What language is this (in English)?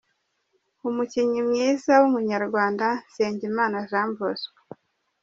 Kinyarwanda